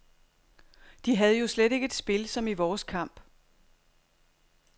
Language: Danish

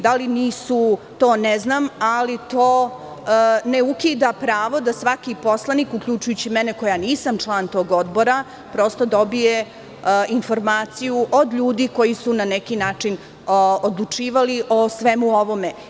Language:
Serbian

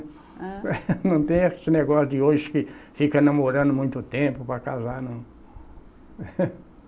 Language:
Portuguese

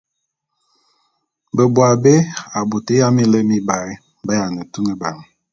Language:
Bulu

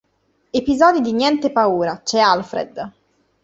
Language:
Italian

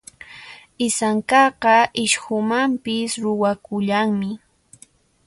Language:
Puno Quechua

